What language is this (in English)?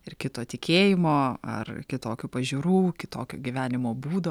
Lithuanian